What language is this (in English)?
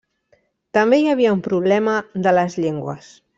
Catalan